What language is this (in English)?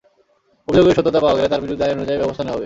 Bangla